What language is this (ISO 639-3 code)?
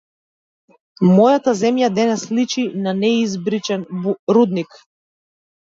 mkd